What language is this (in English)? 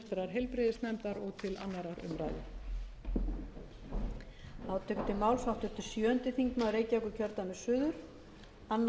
Icelandic